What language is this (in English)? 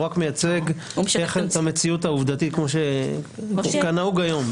Hebrew